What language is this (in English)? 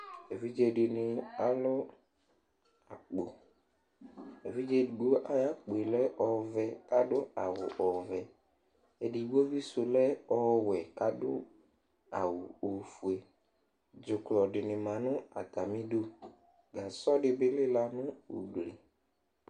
Ikposo